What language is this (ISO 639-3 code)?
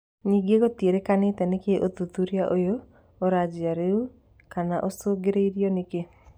kik